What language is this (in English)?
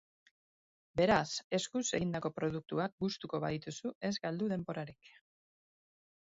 Basque